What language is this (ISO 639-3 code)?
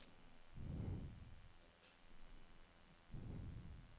nor